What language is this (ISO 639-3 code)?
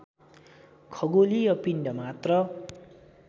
nep